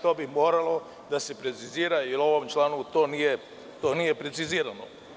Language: Serbian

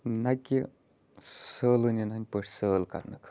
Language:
Kashmiri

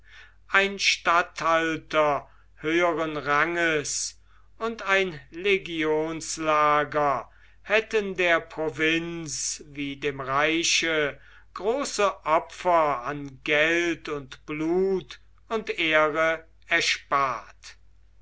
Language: German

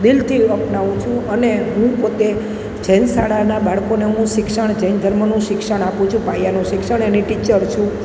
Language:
Gujarati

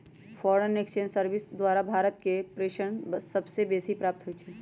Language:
Magahi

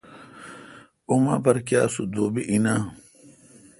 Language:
Kalkoti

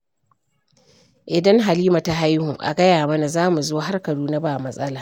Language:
Hausa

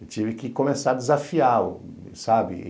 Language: Portuguese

